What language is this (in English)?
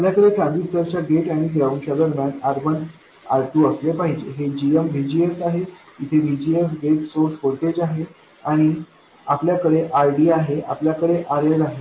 Marathi